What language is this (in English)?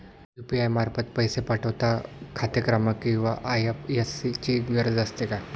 Marathi